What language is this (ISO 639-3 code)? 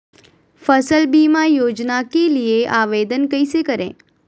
mag